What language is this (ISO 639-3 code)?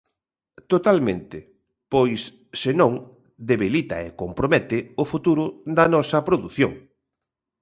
glg